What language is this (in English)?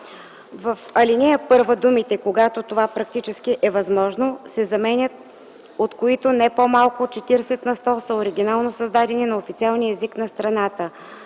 Bulgarian